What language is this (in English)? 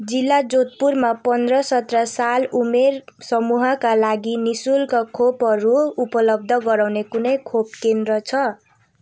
Nepali